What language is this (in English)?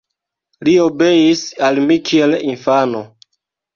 Esperanto